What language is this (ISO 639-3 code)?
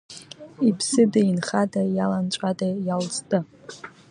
abk